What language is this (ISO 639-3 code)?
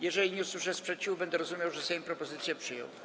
pol